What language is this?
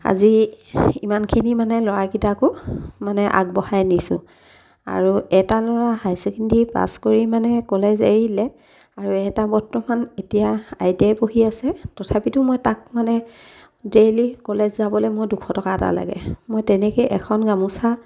Assamese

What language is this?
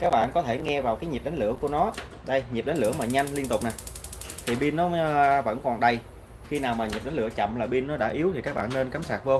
Vietnamese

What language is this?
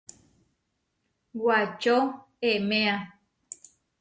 Huarijio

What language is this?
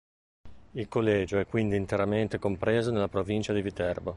Italian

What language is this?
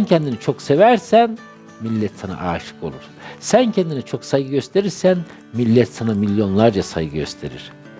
Turkish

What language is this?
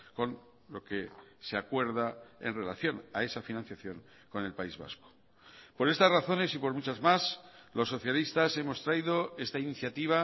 Spanish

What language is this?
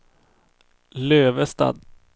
Swedish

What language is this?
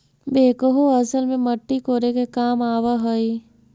Magahi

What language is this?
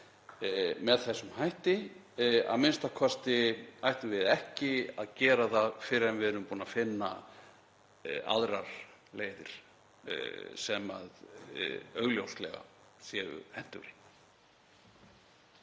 Icelandic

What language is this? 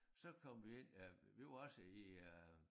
Danish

